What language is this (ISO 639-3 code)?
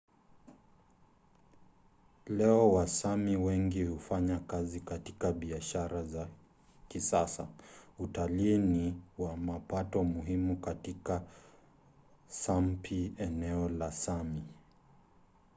swa